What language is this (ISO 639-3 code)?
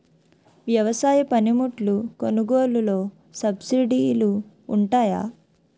tel